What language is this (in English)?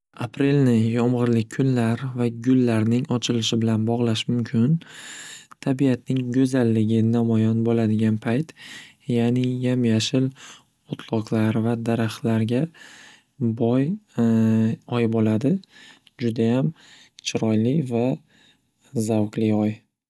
Uzbek